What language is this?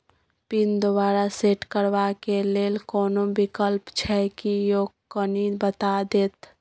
Maithili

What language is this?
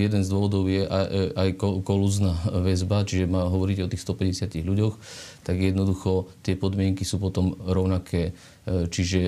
Slovak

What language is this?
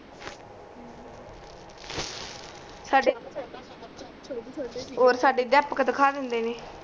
Punjabi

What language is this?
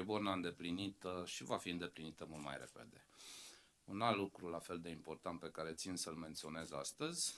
Romanian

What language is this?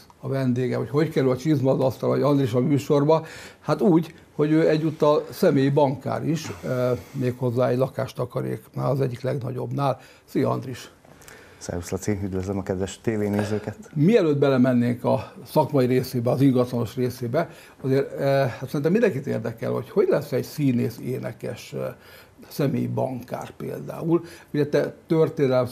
Hungarian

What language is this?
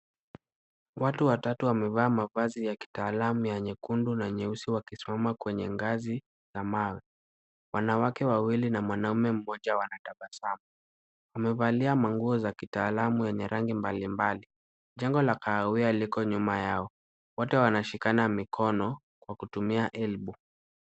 Swahili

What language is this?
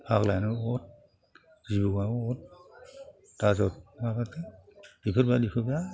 Bodo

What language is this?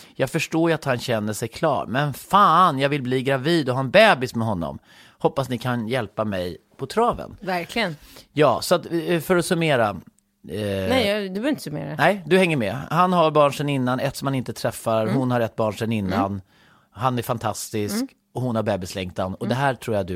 Swedish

